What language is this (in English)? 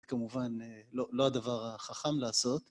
Hebrew